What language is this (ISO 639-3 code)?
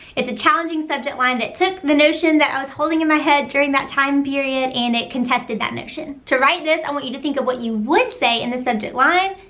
eng